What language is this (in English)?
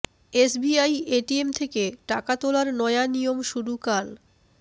Bangla